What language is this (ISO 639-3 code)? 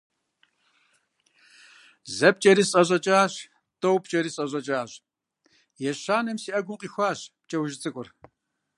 kbd